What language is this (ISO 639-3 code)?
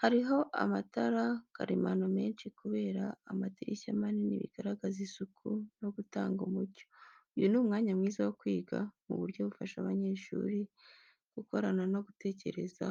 kin